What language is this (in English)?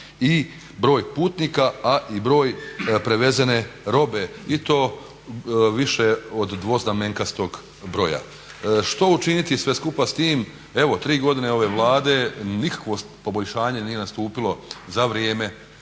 Croatian